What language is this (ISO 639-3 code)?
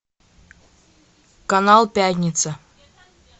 rus